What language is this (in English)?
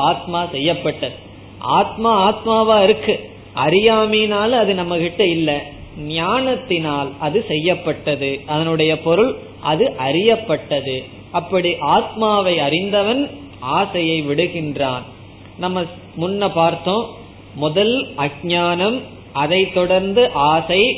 Tamil